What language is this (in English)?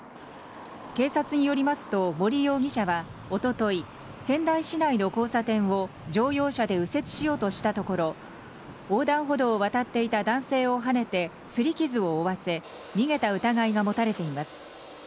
Japanese